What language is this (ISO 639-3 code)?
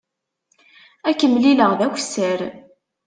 kab